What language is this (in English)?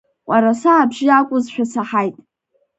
Abkhazian